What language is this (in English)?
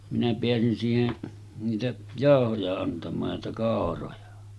Finnish